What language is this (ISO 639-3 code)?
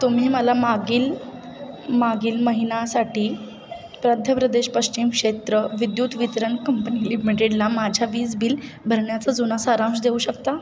mar